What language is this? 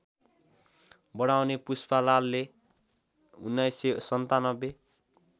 Nepali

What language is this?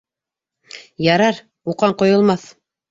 Bashkir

